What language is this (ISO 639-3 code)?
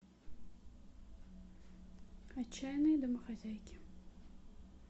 rus